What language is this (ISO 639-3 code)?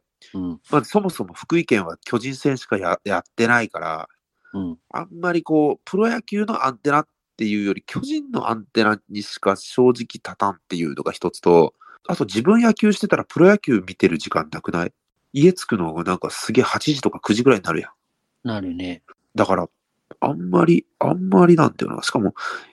jpn